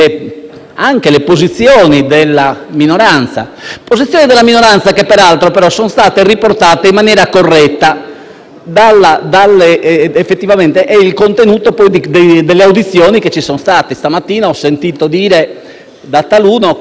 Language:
Italian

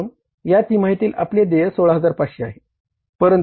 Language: Marathi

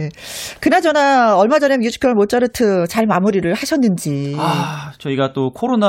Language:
Korean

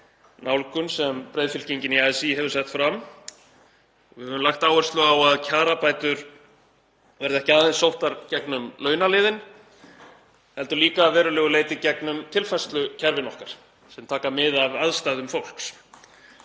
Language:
Icelandic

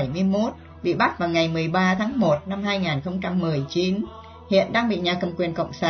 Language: Vietnamese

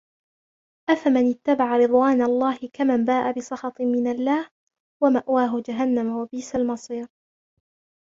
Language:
Arabic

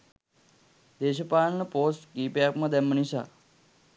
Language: Sinhala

